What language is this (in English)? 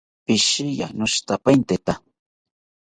South Ucayali Ashéninka